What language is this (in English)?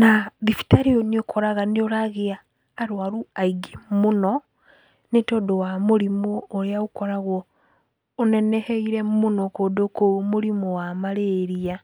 Kikuyu